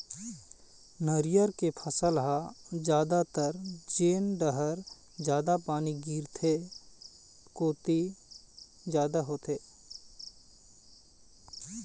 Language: Chhattisgarhi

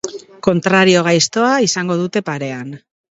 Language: Basque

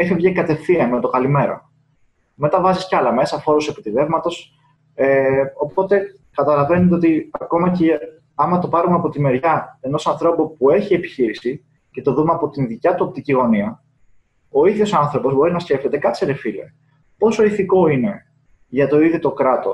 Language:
Greek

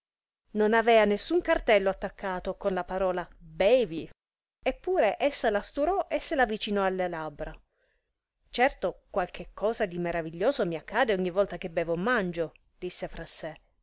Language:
Italian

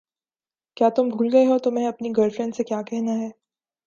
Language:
Urdu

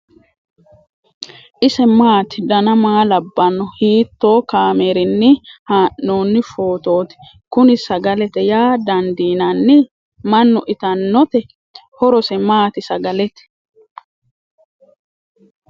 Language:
Sidamo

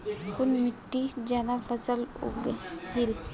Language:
Magahi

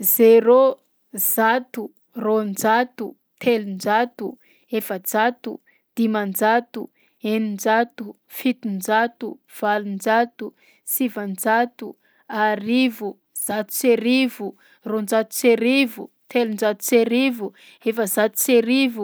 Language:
Southern Betsimisaraka Malagasy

